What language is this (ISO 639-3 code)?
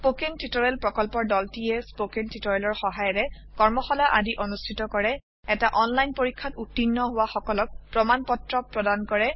asm